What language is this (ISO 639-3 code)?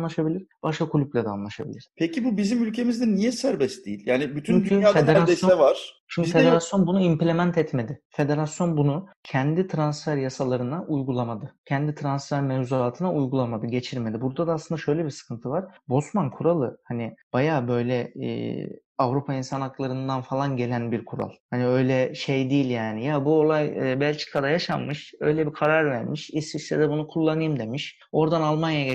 tur